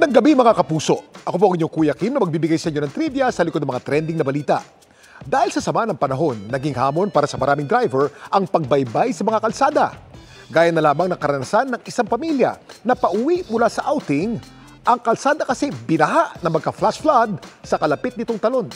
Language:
Filipino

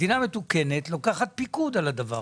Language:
Hebrew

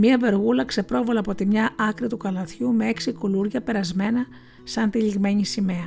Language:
Greek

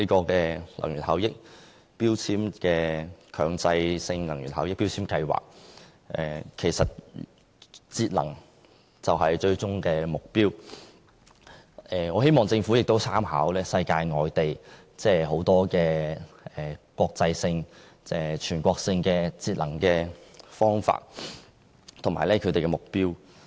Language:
Cantonese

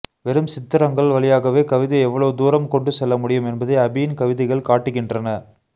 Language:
Tamil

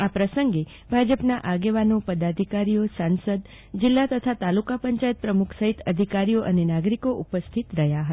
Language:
Gujarati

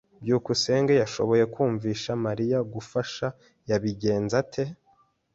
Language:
Kinyarwanda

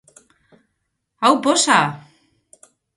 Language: Basque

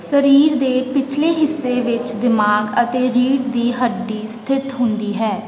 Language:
Punjabi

